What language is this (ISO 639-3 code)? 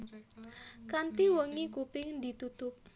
jav